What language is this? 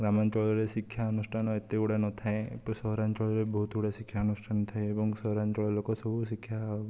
Odia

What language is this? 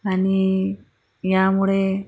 Marathi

